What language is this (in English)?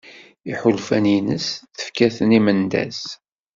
Kabyle